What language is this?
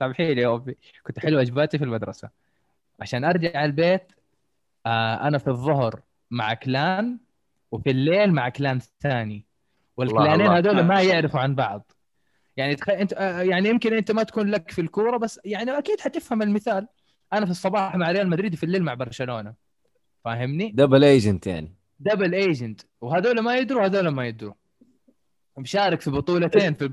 Arabic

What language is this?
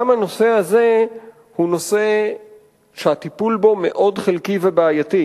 Hebrew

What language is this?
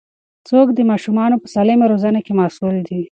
Pashto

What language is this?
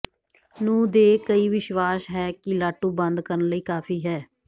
Punjabi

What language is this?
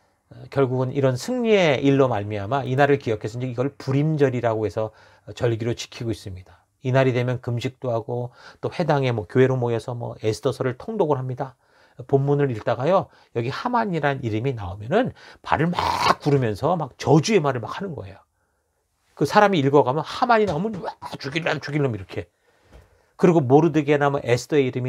Korean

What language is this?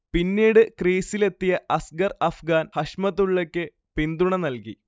Malayalam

